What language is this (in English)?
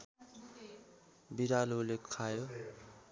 Nepali